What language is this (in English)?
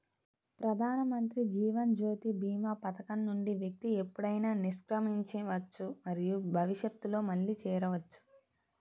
Telugu